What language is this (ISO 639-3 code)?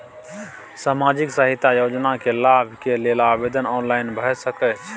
mai